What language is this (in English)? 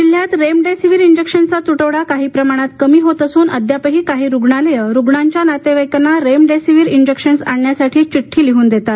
Marathi